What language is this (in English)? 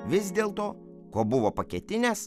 Lithuanian